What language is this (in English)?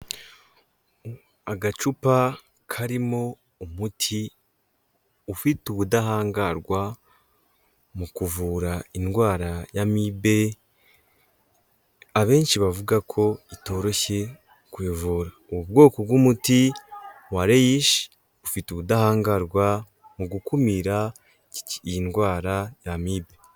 Kinyarwanda